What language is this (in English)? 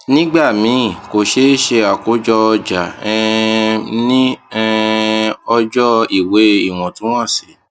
Yoruba